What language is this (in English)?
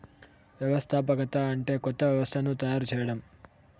Telugu